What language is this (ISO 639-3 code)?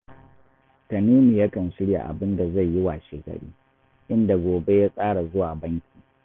hau